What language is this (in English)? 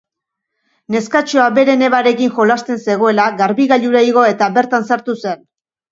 Basque